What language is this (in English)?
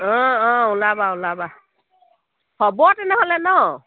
Assamese